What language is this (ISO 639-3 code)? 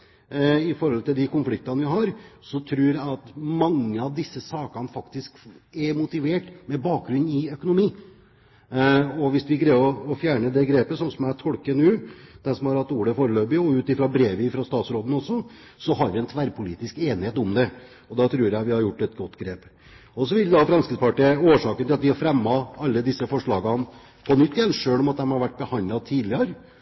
nob